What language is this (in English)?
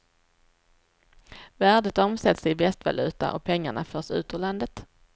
Swedish